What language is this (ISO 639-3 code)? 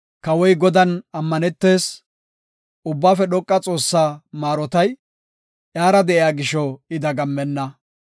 gof